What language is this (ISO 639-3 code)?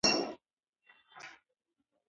pus